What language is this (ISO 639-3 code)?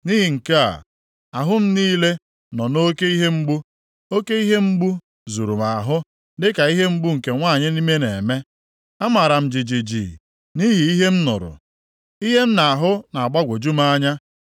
ibo